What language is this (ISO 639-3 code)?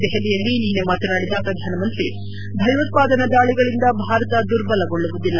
kan